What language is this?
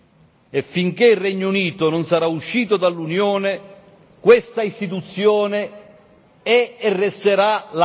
Italian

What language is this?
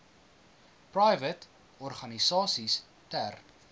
Afrikaans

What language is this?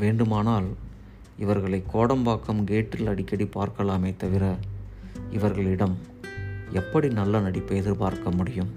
Tamil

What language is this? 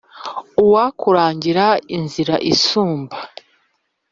Kinyarwanda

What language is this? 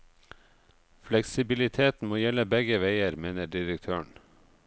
Norwegian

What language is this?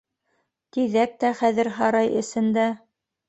Bashkir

